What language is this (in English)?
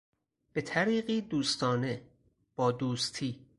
Persian